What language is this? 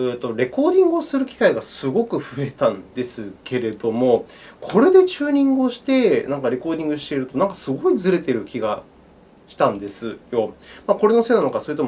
Japanese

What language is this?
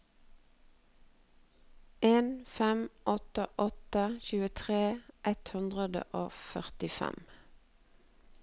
Norwegian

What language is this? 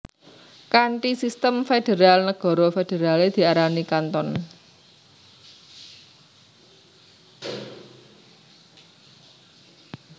Javanese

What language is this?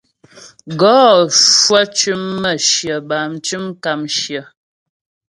Ghomala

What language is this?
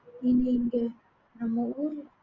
Tamil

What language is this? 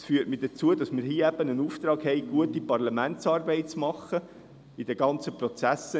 Swiss German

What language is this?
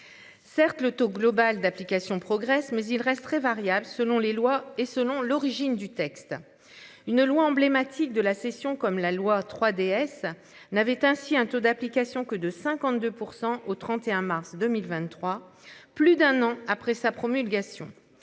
French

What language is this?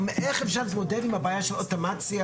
Hebrew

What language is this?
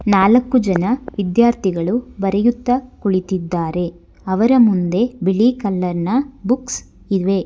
Kannada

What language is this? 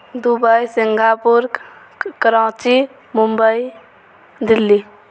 Maithili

